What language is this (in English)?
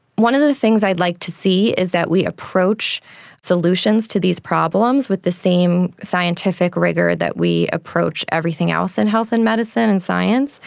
English